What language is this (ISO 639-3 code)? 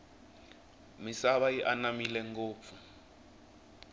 tso